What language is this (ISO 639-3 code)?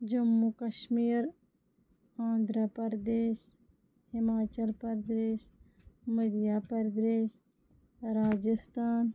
kas